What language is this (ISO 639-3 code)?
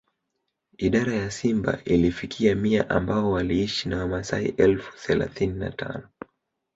swa